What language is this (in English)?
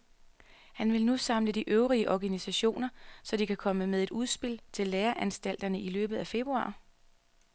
Danish